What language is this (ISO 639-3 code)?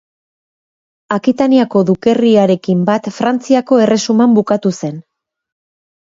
eus